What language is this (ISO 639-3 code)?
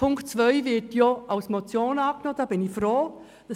gsw